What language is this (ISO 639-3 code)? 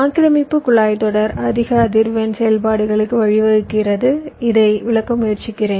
tam